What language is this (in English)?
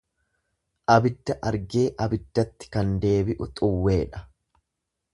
Oromo